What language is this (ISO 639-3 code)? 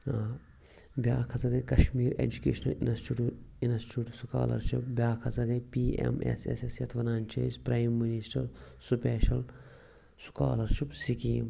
kas